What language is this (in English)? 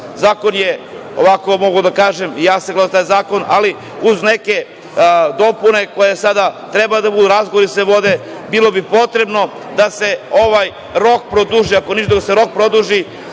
Serbian